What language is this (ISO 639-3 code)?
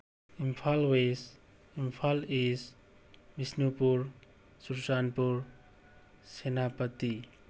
mni